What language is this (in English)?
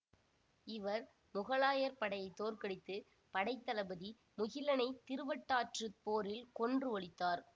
Tamil